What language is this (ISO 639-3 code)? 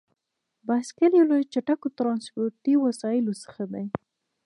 pus